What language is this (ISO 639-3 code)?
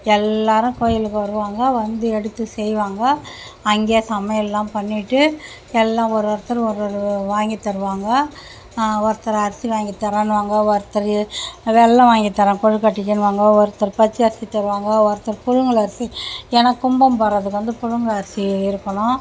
tam